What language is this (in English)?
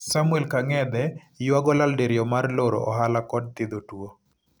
Luo (Kenya and Tanzania)